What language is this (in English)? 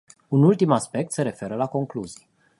Romanian